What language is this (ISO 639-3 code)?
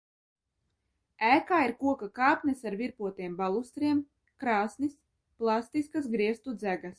lav